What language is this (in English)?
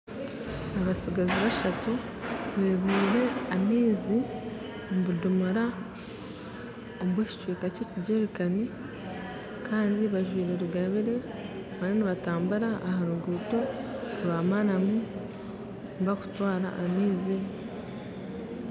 Nyankole